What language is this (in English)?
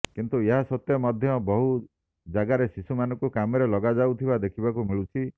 Odia